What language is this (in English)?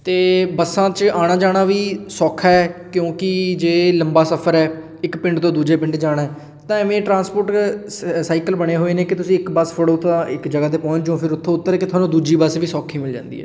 Punjabi